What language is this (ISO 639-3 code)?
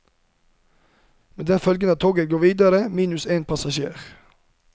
nor